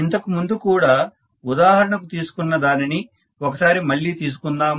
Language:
Telugu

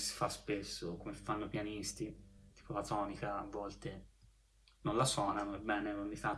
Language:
Italian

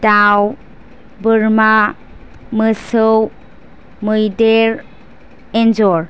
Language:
Bodo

